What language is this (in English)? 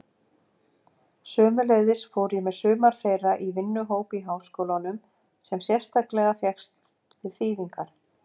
Icelandic